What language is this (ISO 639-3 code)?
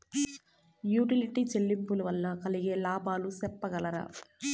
tel